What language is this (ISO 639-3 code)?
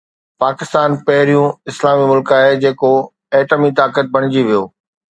snd